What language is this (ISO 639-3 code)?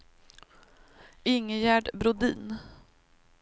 swe